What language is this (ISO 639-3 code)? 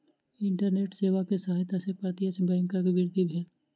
mai